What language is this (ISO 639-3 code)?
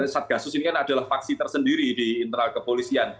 ind